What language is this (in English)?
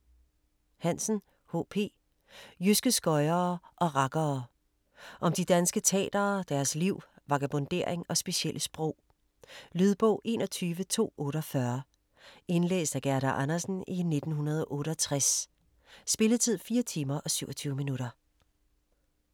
Danish